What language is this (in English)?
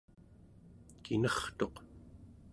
Central Yupik